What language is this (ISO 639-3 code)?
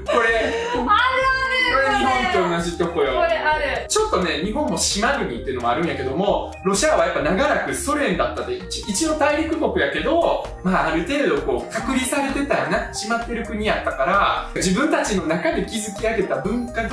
jpn